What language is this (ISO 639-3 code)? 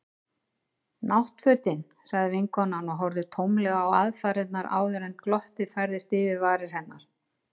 isl